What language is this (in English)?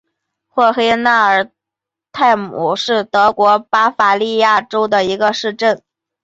Chinese